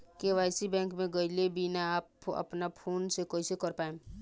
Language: Bhojpuri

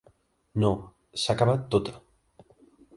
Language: Catalan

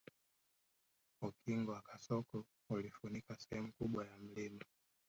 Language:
Swahili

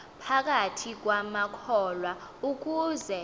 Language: Xhosa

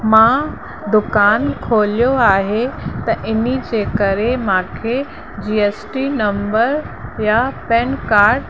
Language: Sindhi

